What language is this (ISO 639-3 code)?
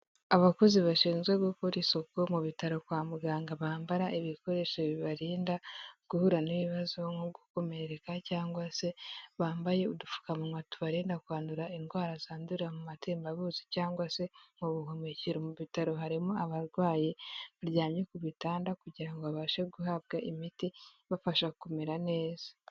kin